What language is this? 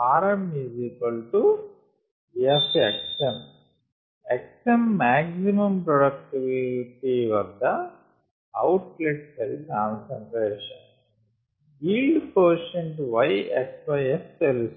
Telugu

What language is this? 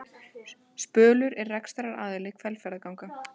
Icelandic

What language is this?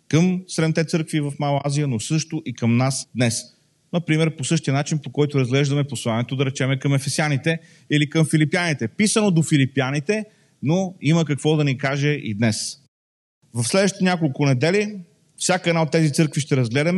Bulgarian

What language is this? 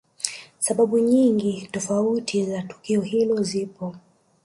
Swahili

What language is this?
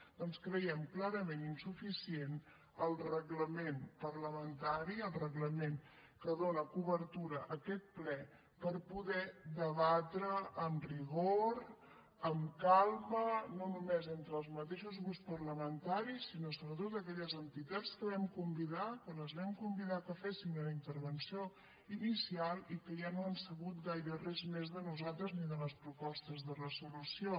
Catalan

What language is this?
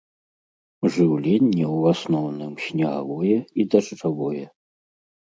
Belarusian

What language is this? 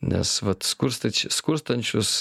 Lithuanian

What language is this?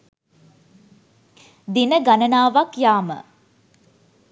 Sinhala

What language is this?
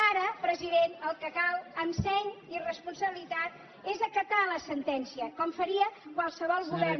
Catalan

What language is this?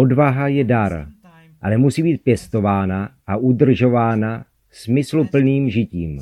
Czech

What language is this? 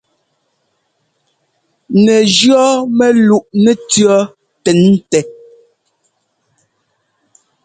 Ngomba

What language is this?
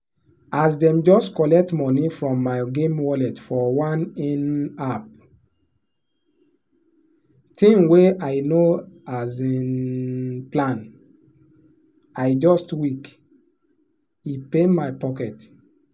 Nigerian Pidgin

